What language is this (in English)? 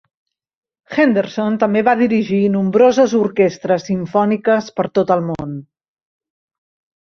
Catalan